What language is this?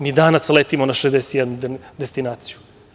Serbian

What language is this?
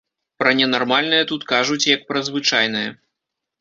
Belarusian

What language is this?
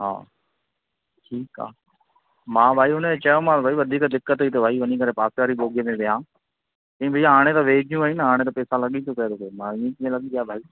Sindhi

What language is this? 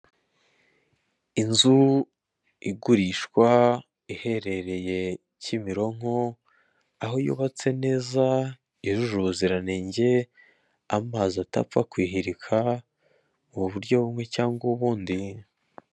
Kinyarwanda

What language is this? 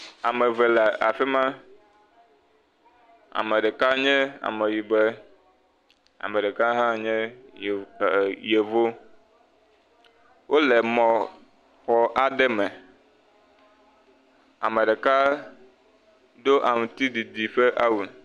Ewe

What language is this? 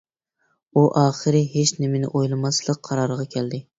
Uyghur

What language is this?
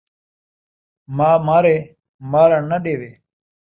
Saraiki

